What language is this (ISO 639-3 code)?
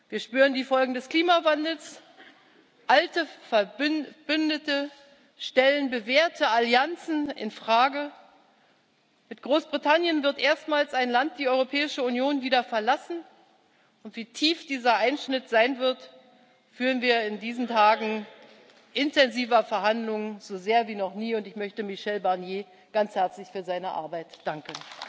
deu